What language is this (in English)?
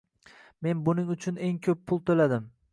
Uzbek